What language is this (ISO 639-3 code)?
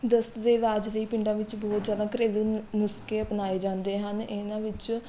pan